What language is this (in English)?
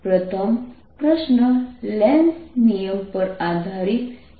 Gujarati